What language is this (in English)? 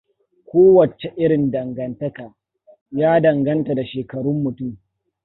Hausa